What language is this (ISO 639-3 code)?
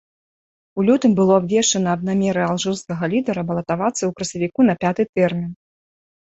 bel